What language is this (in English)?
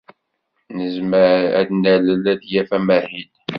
Kabyle